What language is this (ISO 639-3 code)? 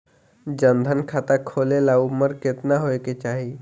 bho